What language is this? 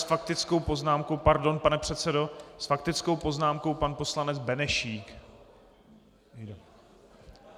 Czech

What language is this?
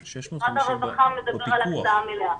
Hebrew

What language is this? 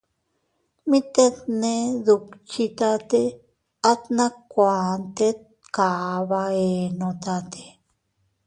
Teutila Cuicatec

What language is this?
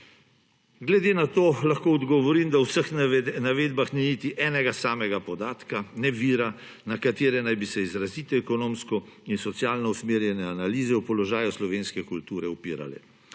Slovenian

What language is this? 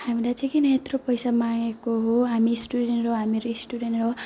Nepali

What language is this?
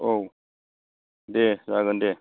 Bodo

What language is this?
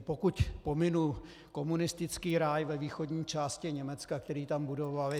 Czech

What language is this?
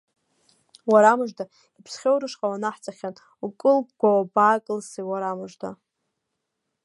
Abkhazian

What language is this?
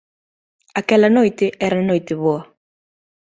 Galician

